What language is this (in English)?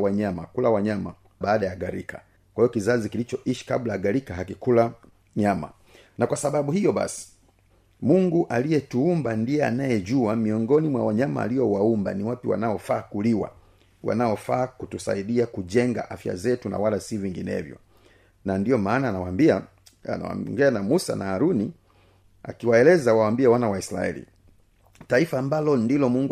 Swahili